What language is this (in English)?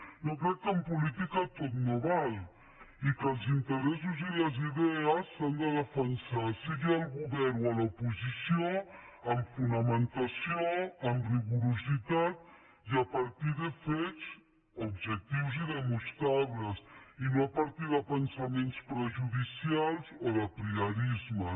Catalan